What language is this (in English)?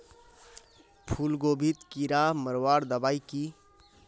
Magahi